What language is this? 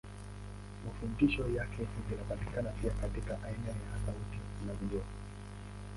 Swahili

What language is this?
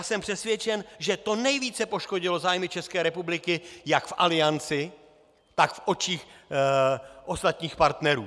Czech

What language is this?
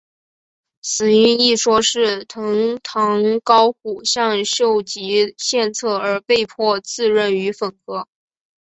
Chinese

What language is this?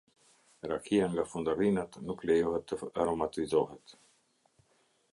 Albanian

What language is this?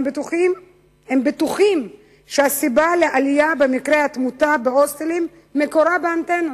Hebrew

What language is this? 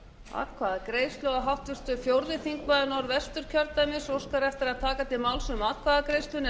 Icelandic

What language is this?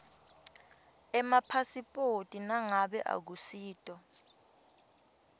Swati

